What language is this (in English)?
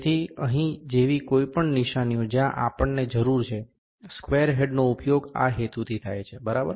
Gujarati